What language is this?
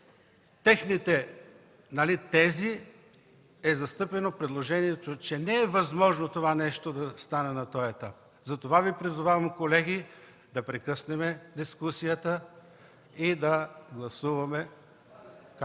Bulgarian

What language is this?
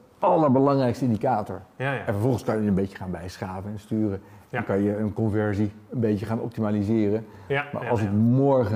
Dutch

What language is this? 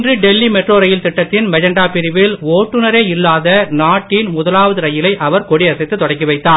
Tamil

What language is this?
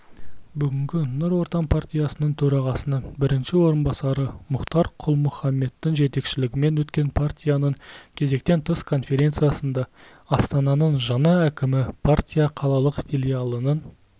Kazakh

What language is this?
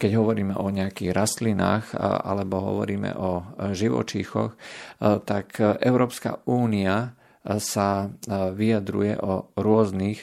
Slovak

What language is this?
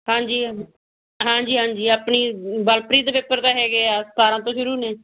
Punjabi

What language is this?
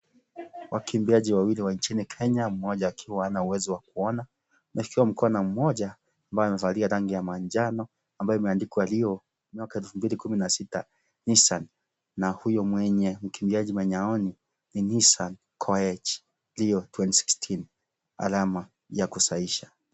Swahili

